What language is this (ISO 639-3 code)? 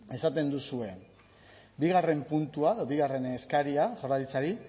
eus